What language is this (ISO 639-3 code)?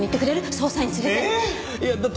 jpn